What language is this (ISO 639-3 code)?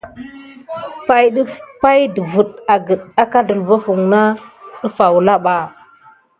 gid